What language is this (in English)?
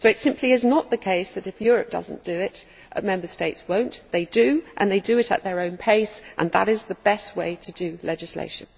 English